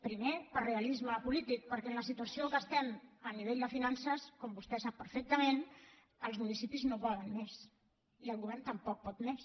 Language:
Catalan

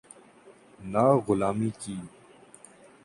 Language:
Urdu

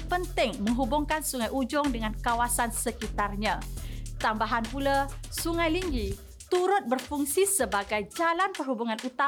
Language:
Malay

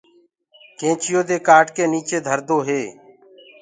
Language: Gurgula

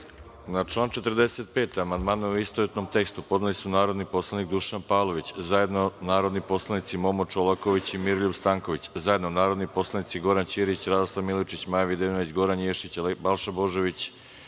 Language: Serbian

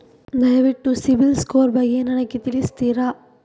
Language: Kannada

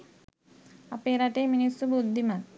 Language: Sinhala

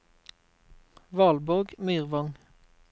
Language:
Norwegian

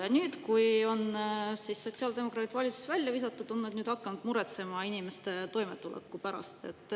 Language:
Estonian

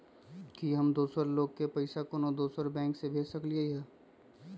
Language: Magahi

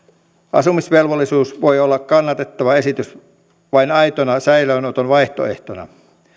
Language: Finnish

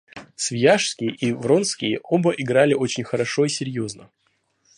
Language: Russian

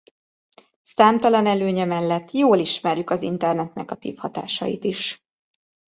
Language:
Hungarian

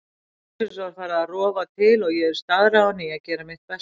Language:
Icelandic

